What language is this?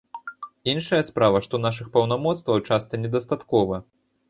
Belarusian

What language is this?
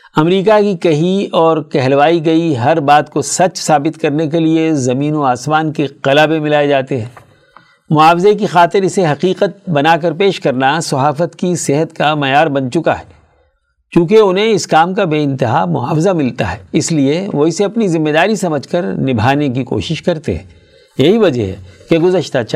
Urdu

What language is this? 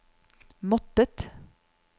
Norwegian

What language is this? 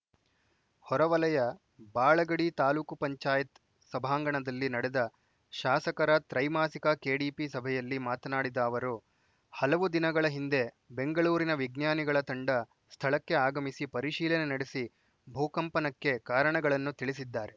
Kannada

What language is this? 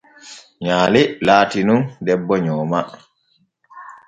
Borgu Fulfulde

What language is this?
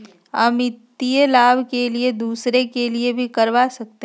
Magahi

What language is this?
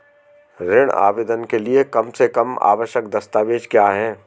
Hindi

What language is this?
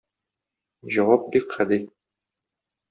Tatar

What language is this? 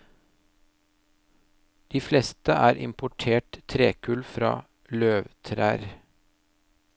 Norwegian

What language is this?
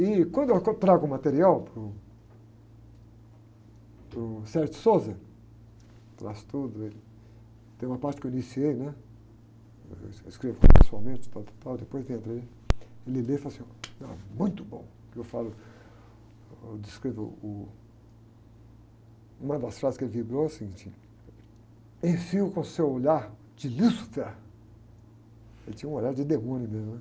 Portuguese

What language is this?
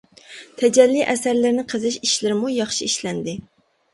Uyghur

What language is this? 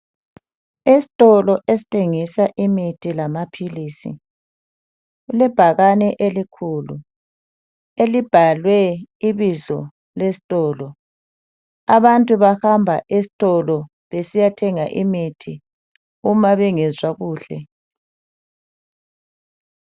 North Ndebele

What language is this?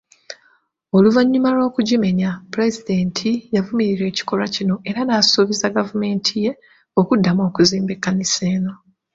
Ganda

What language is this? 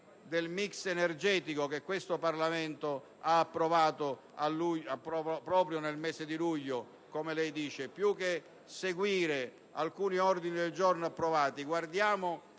Italian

